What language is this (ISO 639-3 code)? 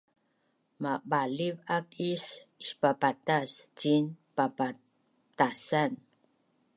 bnn